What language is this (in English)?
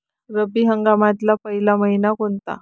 Marathi